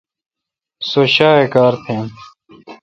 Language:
Kalkoti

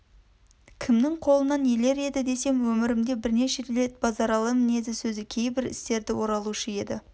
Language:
Kazakh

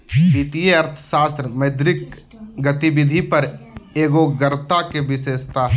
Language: Magahi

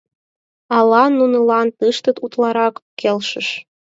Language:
Mari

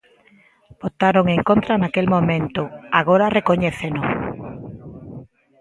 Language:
Galician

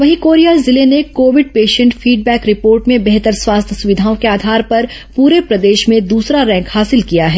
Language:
Hindi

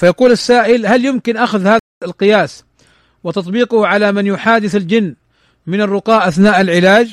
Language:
Arabic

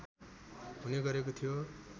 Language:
Nepali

